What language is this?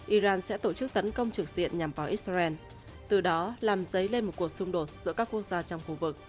Vietnamese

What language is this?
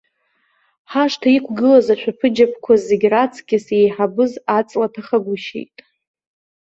Abkhazian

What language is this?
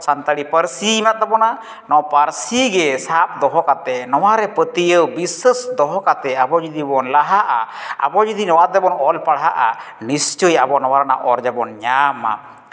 Santali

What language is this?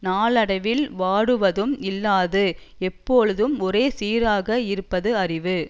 Tamil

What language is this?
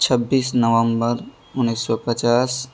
Urdu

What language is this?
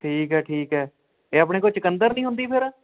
Punjabi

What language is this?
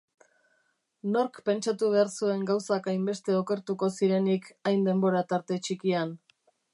Basque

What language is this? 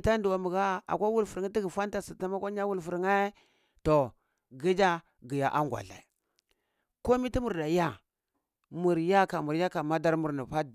Cibak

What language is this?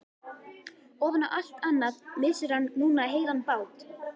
Icelandic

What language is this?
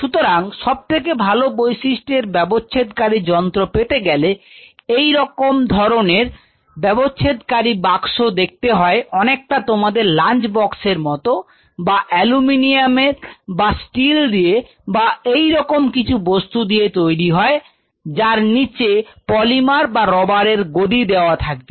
Bangla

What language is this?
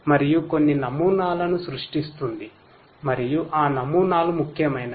Telugu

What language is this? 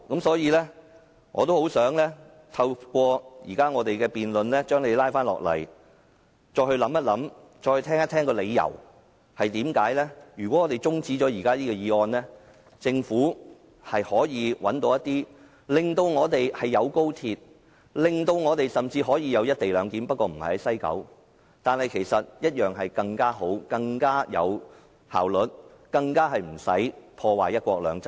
Cantonese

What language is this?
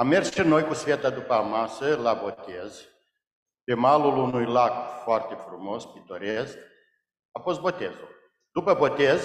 Romanian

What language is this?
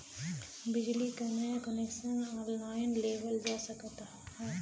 Bhojpuri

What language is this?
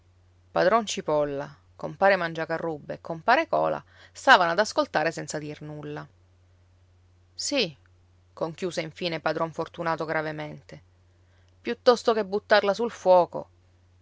Italian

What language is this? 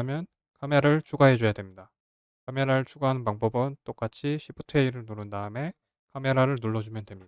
Korean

